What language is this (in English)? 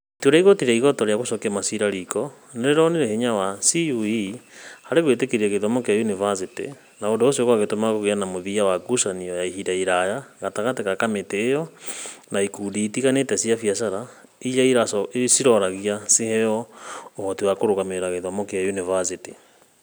Kikuyu